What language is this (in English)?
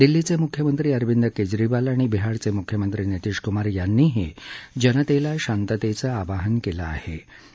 Marathi